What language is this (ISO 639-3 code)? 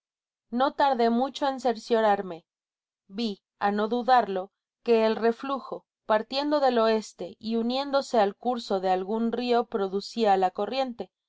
spa